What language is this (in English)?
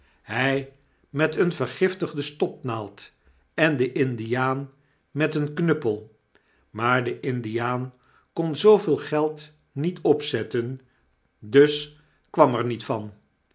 Dutch